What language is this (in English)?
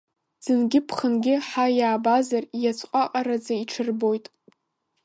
Abkhazian